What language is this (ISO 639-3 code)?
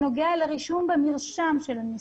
heb